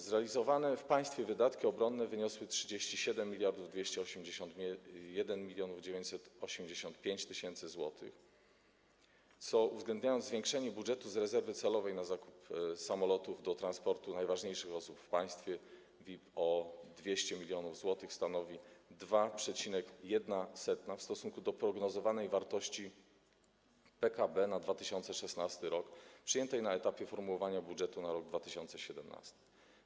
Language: Polish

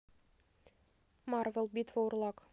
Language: Russian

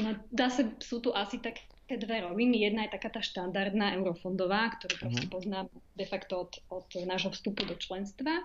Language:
Slovak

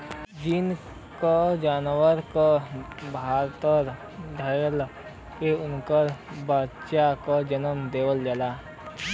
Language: Bhojpuri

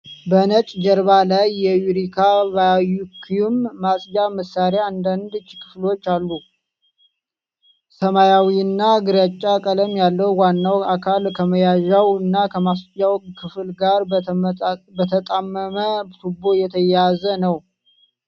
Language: Amharic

